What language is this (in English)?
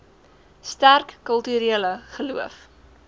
Afrikaans